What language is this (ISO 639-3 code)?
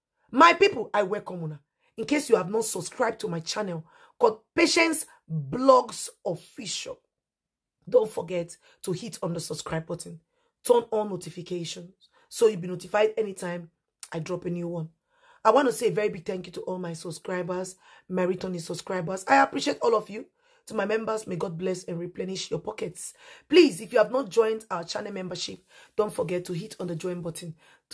eng